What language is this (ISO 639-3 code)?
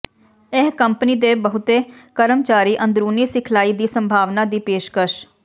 pan